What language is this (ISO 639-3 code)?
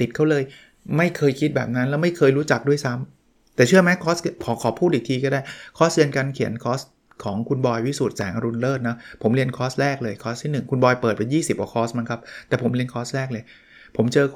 tha